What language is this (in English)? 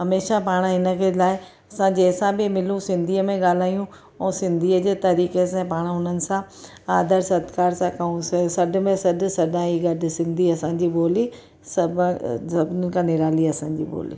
Sindhi